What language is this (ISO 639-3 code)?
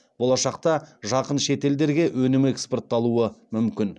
kaz